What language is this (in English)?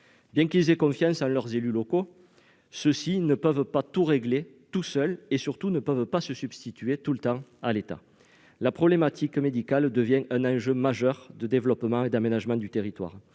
French